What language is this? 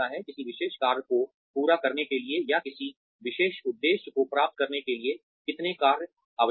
Hindi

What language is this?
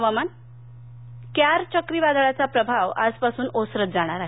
Marathi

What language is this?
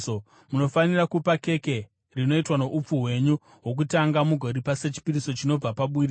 Shona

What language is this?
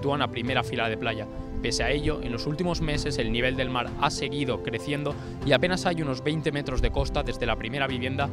Spanish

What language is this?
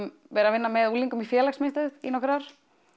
Icelandic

